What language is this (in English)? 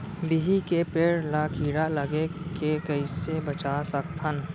Chhattisgarhi